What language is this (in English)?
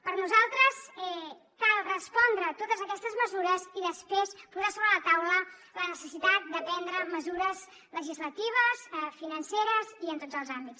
Catalan